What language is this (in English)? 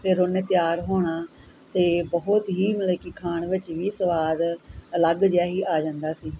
Punjabi